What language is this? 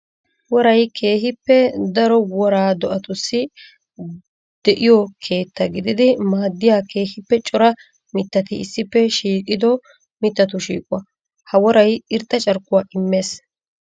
Wolaytta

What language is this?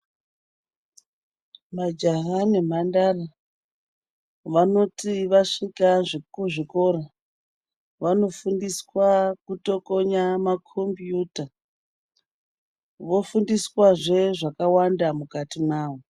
Ndau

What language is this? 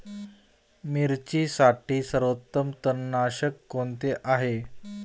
Marathi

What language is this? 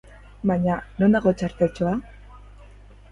Basque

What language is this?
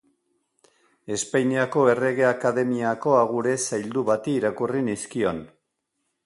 Basque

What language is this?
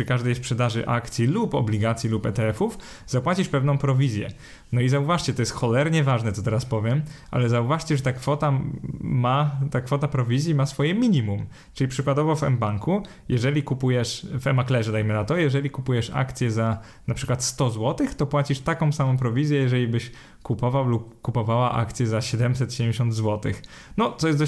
Polish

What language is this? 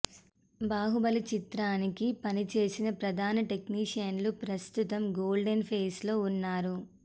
Telugu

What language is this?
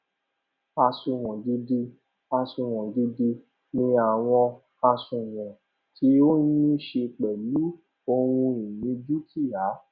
Yoruba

